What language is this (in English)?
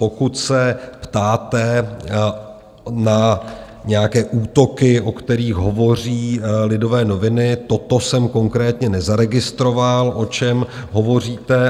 Czech